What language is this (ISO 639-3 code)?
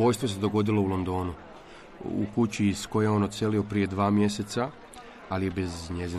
hrv